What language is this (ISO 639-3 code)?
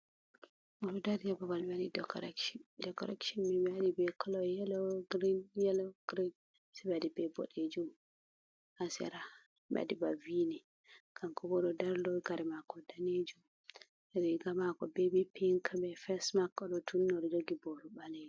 ful